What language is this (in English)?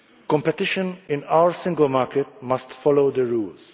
English